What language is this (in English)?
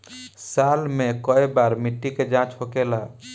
Bhojpuri